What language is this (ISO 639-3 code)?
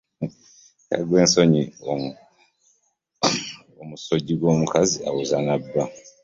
lug